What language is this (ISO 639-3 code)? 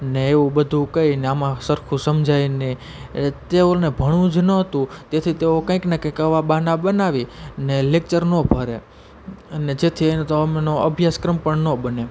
guj